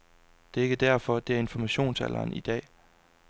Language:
Danish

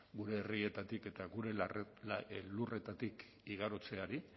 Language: Basque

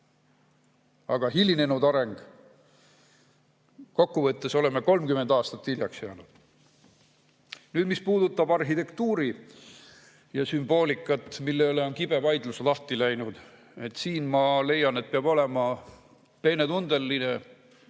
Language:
Estonian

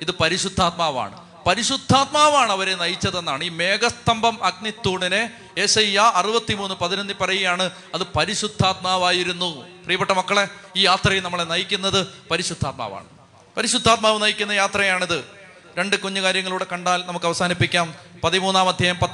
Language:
Malayalam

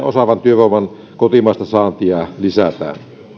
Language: Finnish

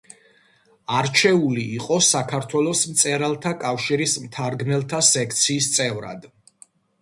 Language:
Georgian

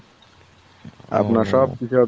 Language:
Bangla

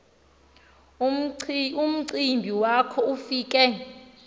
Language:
Xhosa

